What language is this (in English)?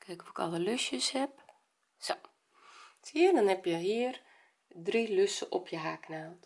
Dutch